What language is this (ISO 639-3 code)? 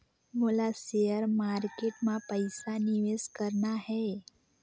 hne